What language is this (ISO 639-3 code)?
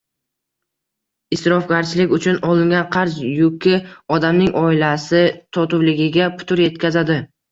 uzb